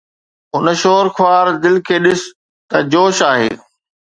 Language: Sindhi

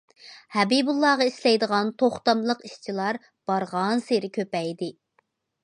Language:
Uyghur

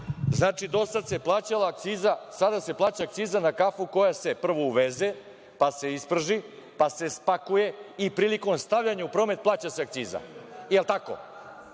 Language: Serbian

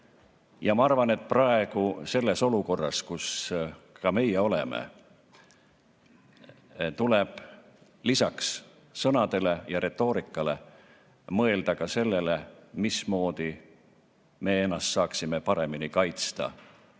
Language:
Estonian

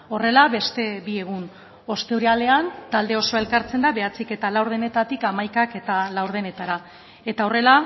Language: Basque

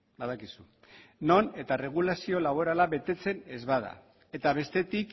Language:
Basque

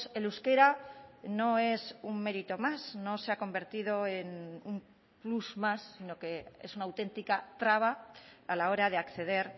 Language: Spanish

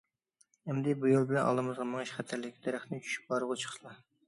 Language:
Uyghur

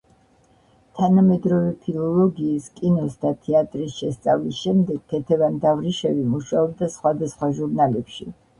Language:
Georgian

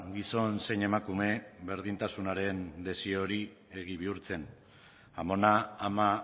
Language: Basque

